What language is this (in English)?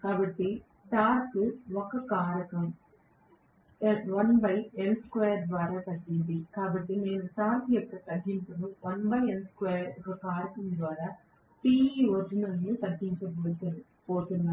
Telugu